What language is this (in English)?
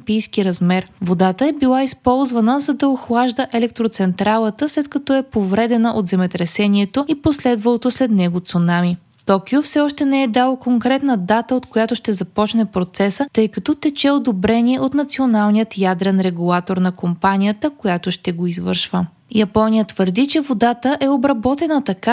Bulgarian